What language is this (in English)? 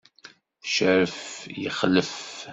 Kabyle